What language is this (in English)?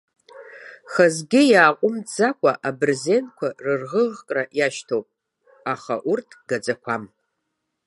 Abkhazian